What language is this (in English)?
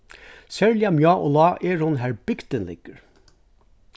Faroese